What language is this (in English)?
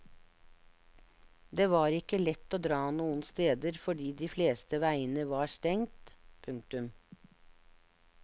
Norwegian